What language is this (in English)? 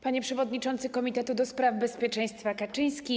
Polish